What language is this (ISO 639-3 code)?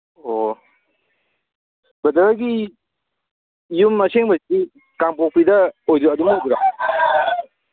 mni